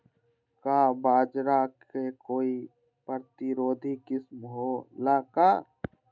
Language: Magahi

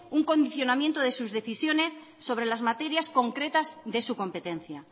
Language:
Spanish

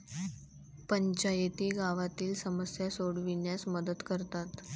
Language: Marathi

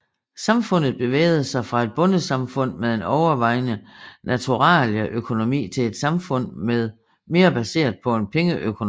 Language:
Danish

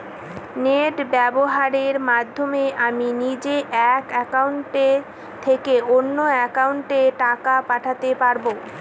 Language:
Bangla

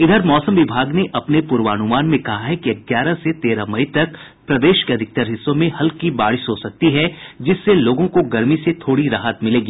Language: Hindi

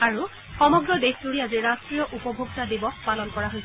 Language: Assamese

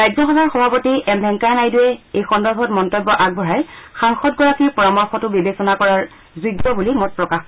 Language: Assamese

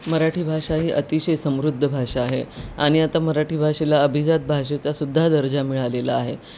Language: Marathi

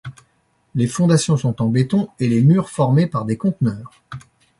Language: French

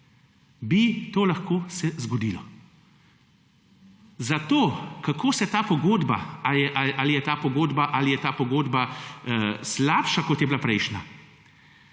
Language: Slovenian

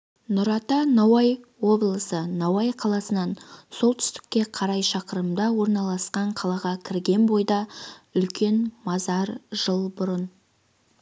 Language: Kazakh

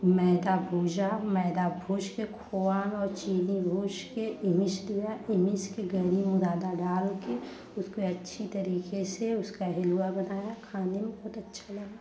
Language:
Hindi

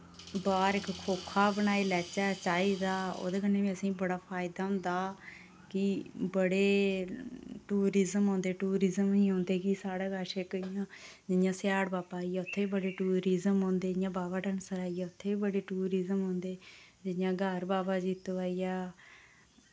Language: Dogri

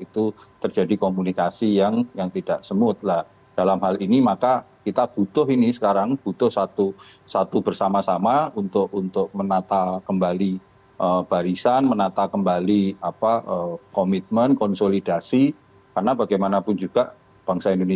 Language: Indonesian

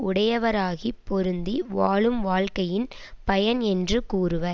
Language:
Tamil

